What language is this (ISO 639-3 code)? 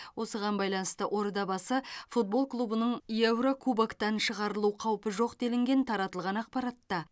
kaz